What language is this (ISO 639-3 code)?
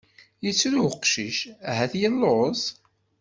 kab